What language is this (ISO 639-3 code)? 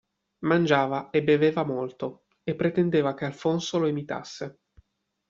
ita